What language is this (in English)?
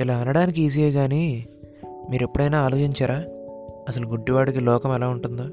Telugu